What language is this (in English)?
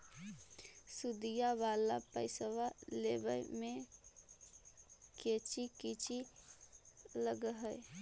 Magahi